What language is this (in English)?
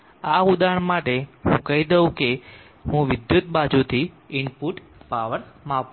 Gujarati